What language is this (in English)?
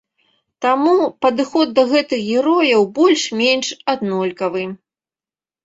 Belarusian